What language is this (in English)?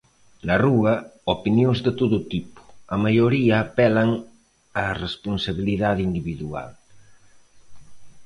Galician